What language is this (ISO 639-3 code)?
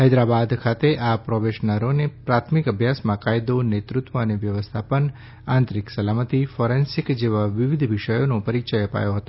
guj